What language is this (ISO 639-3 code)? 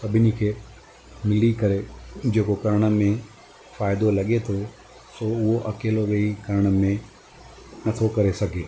snd